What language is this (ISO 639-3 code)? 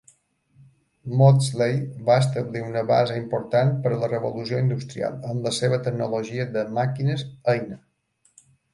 cat